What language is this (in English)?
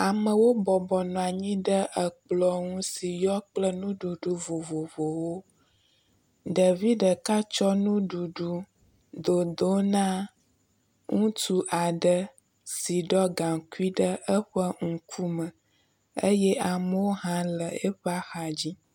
Ewe